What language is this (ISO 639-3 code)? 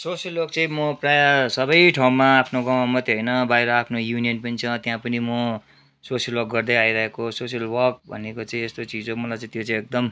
nep